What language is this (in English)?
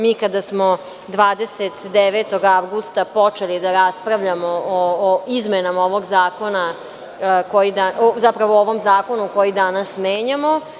Serbian